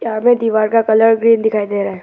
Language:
Hindi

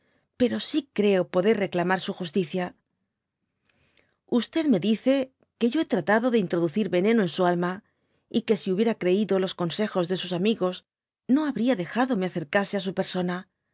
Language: Spanish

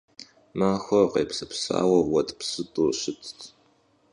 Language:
Kabardian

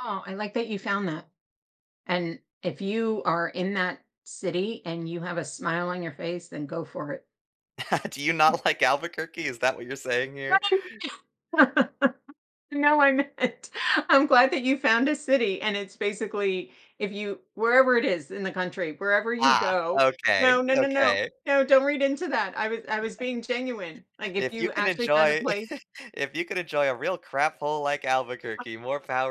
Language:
English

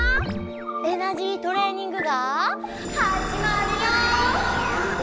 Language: Japanese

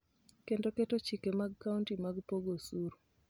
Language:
Luo (Kenya and Tanzania)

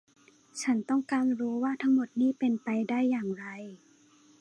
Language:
Thai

